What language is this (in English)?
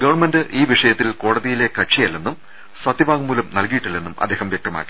Malayalam